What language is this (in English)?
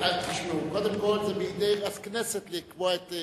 Hebrew